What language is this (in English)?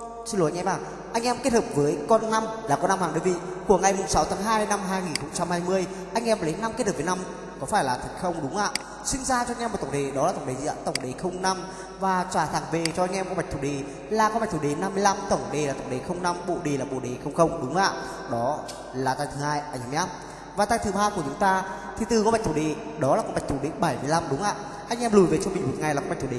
Vietnamese